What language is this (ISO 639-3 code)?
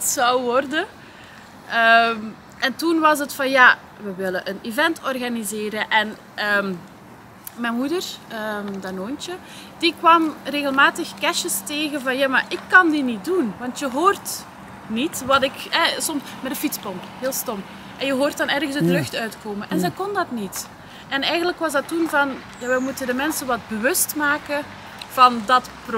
nld